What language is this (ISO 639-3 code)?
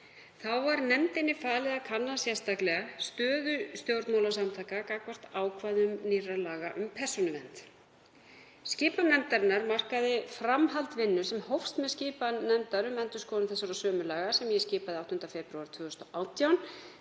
isl